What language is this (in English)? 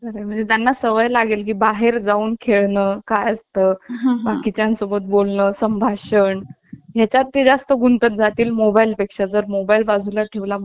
Marathi